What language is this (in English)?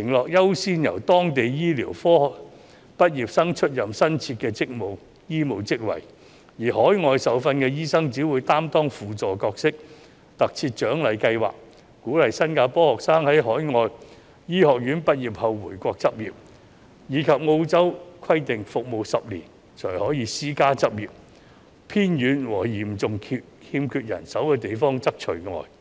Cantonese